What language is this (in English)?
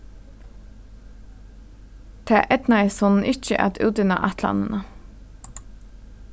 Faroese